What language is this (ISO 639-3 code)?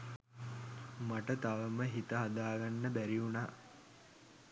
sin